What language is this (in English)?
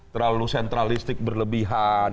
Indonesian